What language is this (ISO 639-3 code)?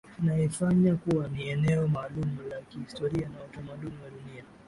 swa